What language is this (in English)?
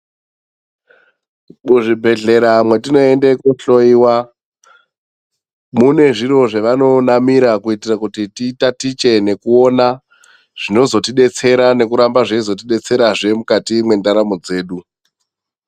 Ndau